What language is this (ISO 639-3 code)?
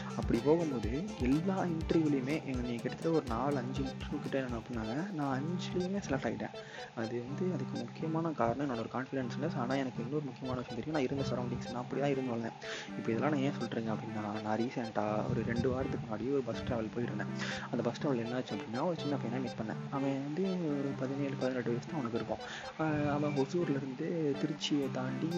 tam